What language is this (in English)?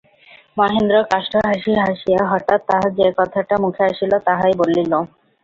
Bangla